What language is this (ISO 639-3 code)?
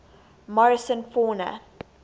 eng